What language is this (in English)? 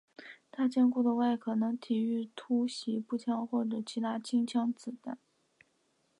Chinese